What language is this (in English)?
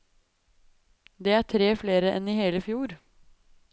Norwegian